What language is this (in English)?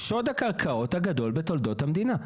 Hebrew